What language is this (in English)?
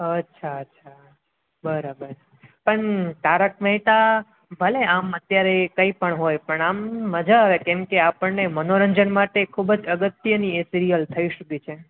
Gujarati